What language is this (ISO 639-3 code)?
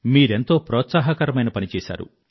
tel